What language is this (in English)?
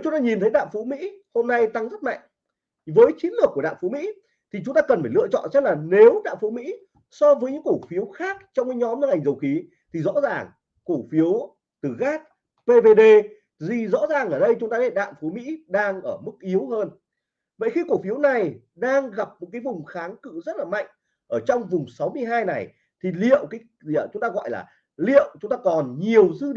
Vietnamese